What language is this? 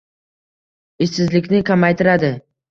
Uzbek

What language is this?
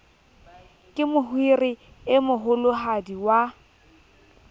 Southern Sotho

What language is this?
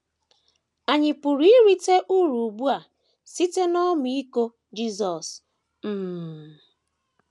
Igbo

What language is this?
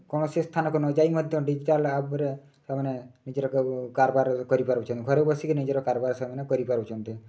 Odia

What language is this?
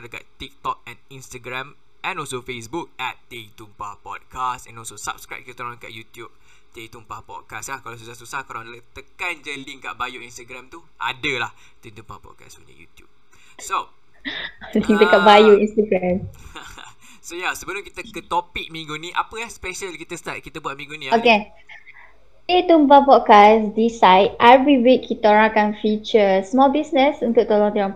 Malay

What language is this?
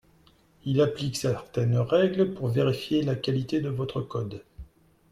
French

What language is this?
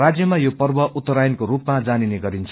Nepali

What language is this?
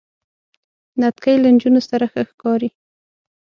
Pashto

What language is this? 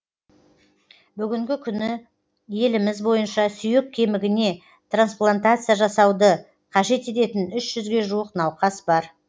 Kazakh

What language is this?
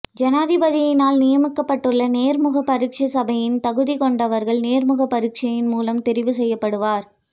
Tamil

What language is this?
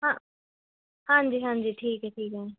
Punjabi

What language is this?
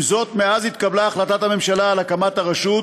Hebrew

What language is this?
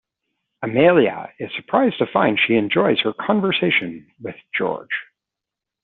English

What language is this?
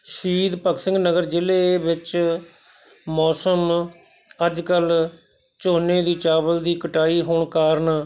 Punjabi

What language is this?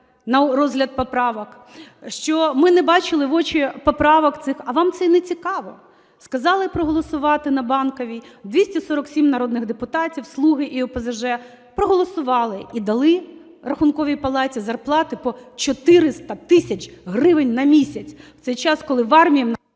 Ukrainian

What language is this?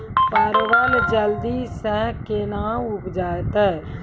Maithili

